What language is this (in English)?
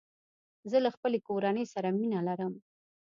Pashto